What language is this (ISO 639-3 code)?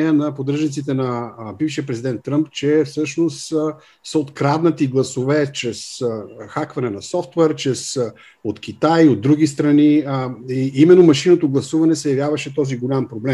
bul